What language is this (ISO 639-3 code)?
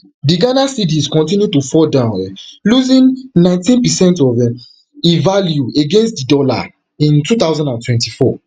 pcm